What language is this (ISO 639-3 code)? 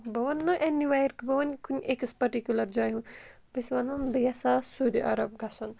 kas